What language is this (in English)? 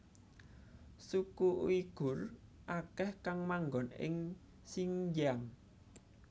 Javanese